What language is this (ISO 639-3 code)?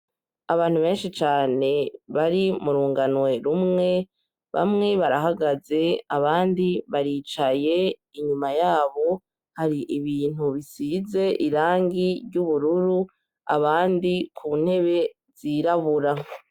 run